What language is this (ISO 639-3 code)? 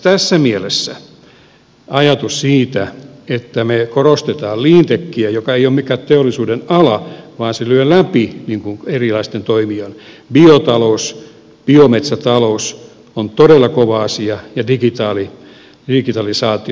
fin